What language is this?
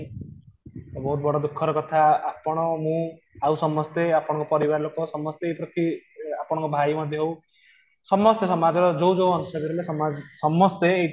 Odia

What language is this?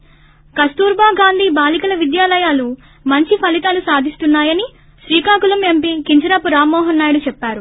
Telugu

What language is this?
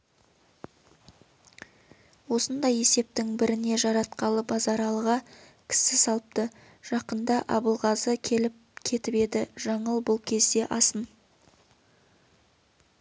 Kazakh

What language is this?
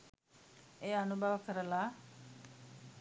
Sinhala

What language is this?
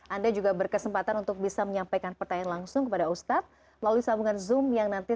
Indonesian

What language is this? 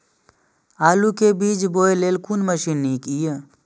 Maithili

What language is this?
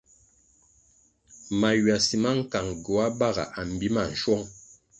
Kwasio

